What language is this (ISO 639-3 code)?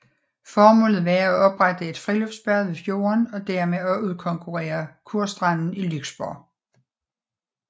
dan